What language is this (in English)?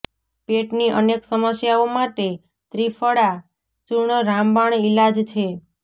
Gujarati